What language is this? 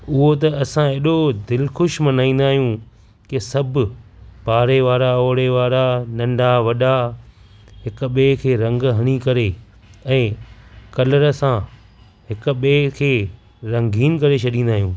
Sindhi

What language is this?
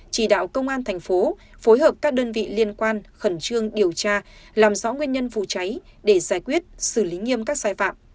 Vietnamese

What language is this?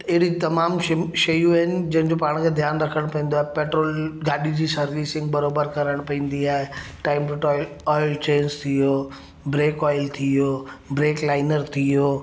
Sindhi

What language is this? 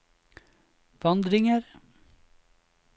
Norwegian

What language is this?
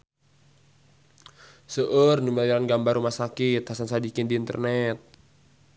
Sundanese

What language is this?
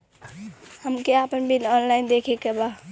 Bhojpuri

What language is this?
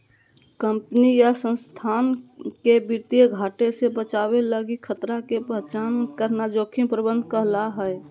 Magahi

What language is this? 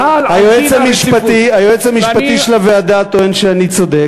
Hebrew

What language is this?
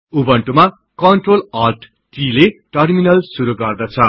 Nepali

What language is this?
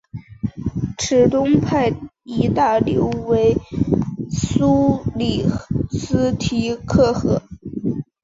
Chinese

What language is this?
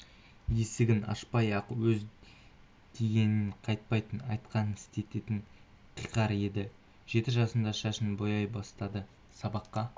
Kazakh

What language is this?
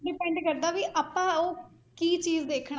Punjabi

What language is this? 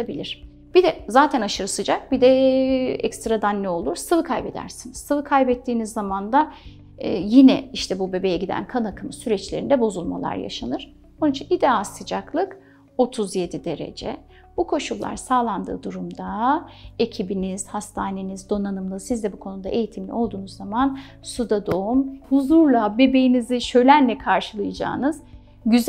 Turkish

